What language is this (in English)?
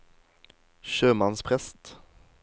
Norwegian